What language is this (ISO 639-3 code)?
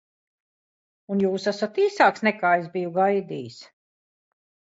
lav